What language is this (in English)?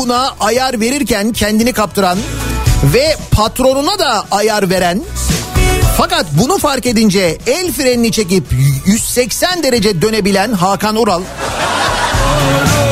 Turkish